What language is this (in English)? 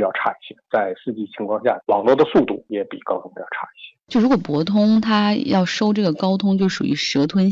Chinese